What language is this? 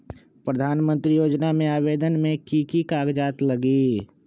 Magahi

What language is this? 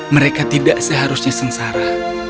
Indonesian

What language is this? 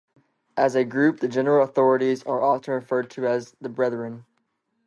English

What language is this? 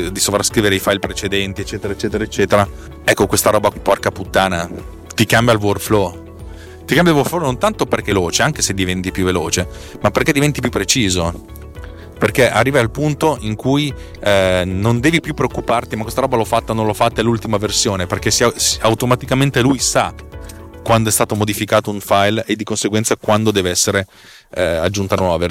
Italian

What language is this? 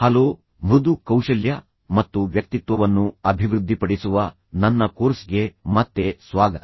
Kannada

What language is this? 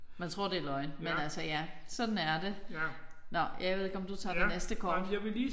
Danish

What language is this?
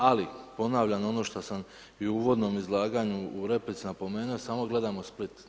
Croatian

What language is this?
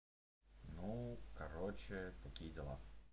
Russian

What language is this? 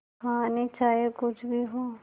Hindi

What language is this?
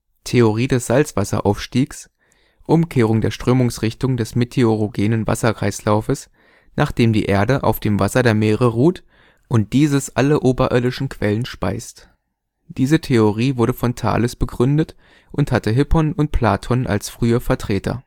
German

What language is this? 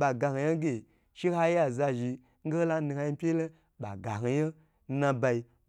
Gbagyi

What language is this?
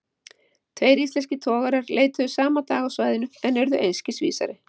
Icelandic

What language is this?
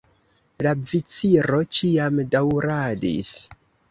Esperanto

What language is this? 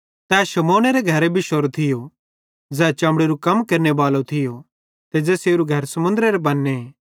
Bhadrawahi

